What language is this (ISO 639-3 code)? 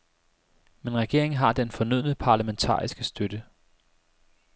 dan